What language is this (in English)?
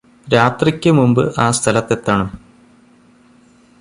Malayalam